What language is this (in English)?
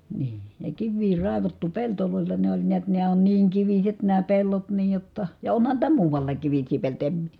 Finnish